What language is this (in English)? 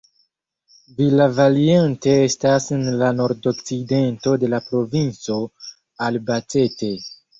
Esperanto